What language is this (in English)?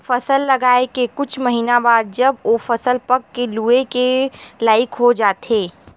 Chhattisgarhi